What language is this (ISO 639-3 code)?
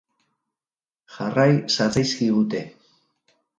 eus